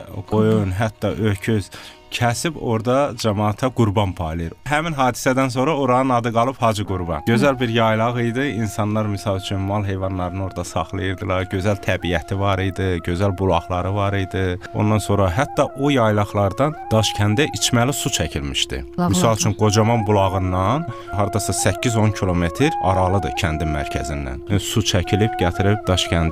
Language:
Turkish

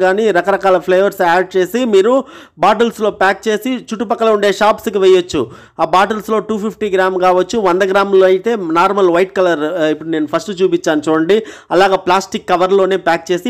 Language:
Telugu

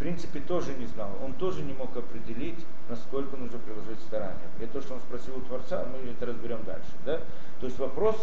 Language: Russian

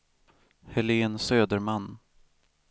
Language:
Swedish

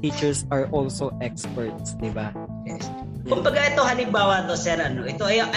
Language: Filipino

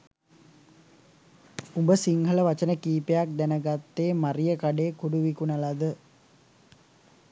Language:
Sinhala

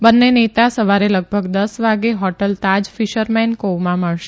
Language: Gujarati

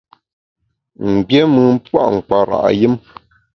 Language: Bamun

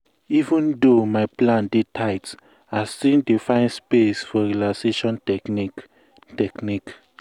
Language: Nigerian Pidgin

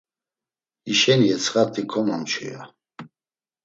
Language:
Laz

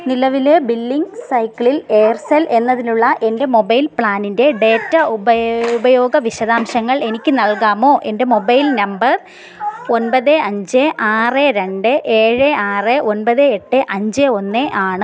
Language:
Malayalam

